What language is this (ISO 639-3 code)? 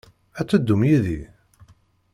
kab